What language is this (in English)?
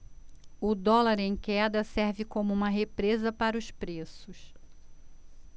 Portuguese